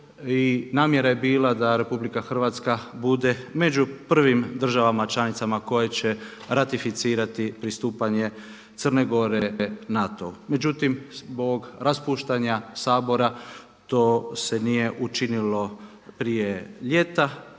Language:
Croatian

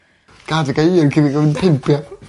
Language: Welsh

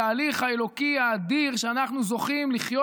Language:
Hebrew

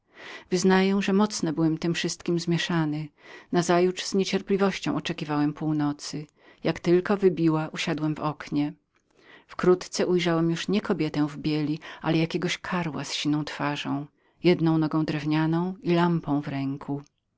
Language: Polish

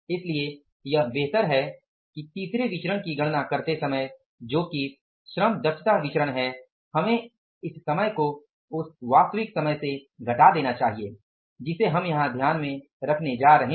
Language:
Hindi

